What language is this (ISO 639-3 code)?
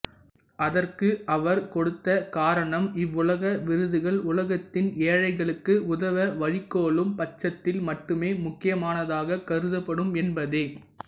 tam